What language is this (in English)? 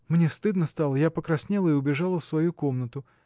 Russian